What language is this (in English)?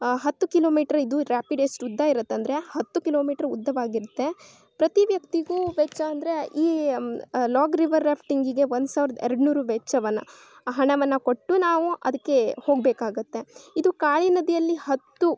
Kannada